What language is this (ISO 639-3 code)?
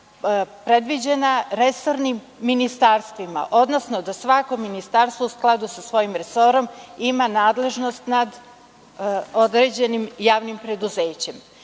srp